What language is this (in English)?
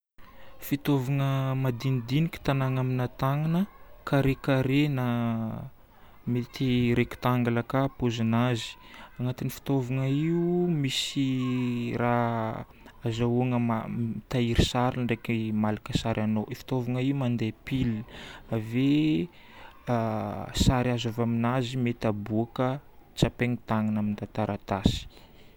Northern Betsimisaraka Malagasy